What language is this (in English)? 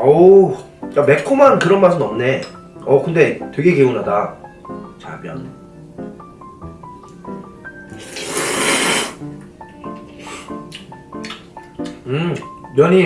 Korean